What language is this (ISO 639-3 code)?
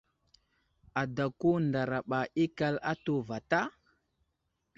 udl